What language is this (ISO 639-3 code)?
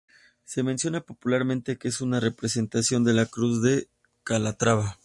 spa